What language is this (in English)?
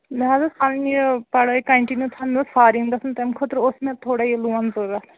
Kashmiri